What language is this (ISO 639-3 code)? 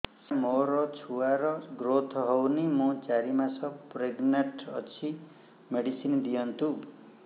ori